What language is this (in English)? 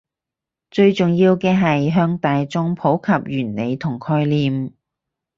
Cantonese